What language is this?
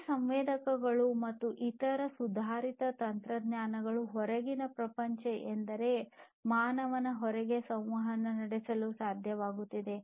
Kannada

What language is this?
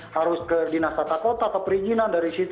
Indonesian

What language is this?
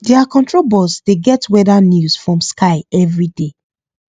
Nigerian Pidgin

